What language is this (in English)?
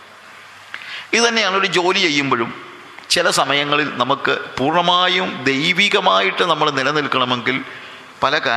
Malayalam